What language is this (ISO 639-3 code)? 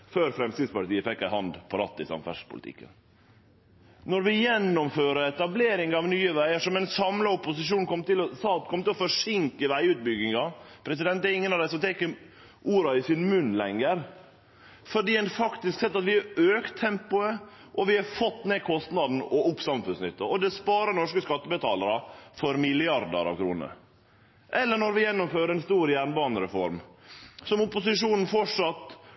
nno